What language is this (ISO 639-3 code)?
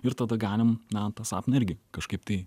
lit